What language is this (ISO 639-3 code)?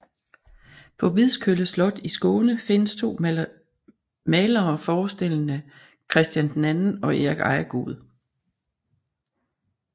dan